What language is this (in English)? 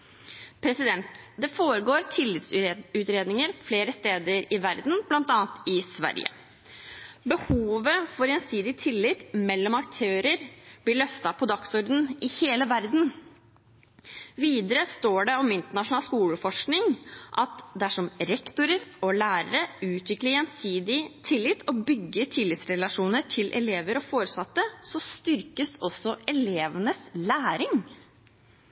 Norwegian Bokmål